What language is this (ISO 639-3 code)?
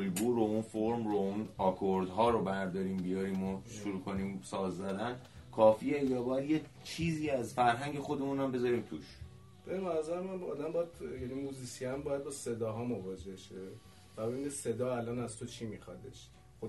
fas